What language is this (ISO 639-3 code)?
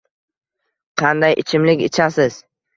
uzb